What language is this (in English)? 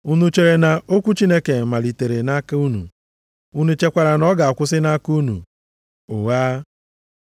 Igbo